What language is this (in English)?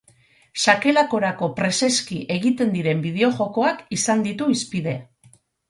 Basque